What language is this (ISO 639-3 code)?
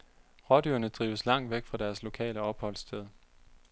dan